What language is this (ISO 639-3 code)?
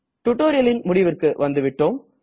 tam